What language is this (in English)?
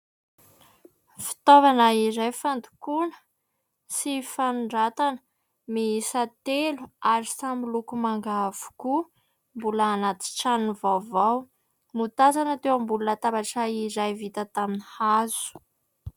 Malagasy